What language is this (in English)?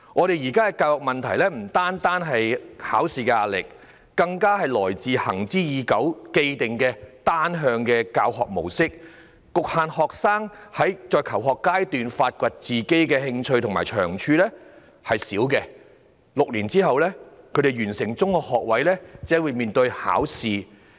Cantonese